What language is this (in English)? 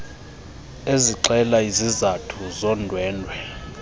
Xhosa